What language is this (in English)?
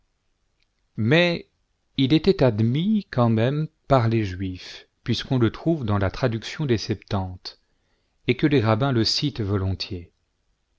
French